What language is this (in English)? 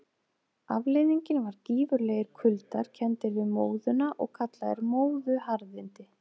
Icelandic